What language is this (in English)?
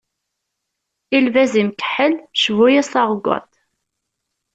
Kabyle